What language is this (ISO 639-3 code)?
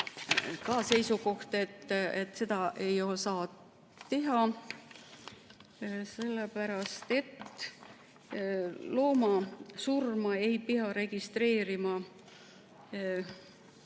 est